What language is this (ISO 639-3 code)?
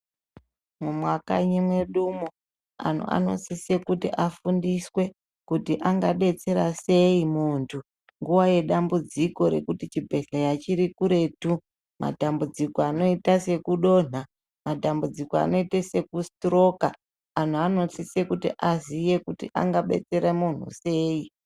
ndc